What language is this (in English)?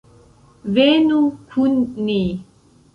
Esperanto